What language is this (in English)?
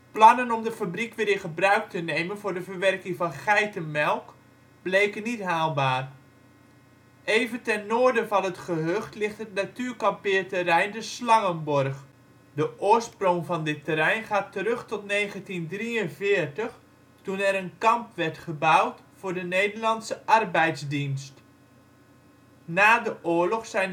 Dutch